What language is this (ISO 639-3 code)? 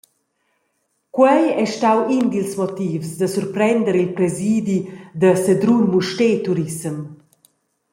roh